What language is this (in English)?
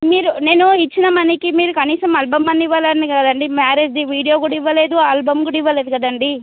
Telugu